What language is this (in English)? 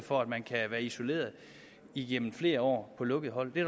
Danish